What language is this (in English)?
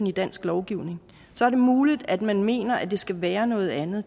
Danish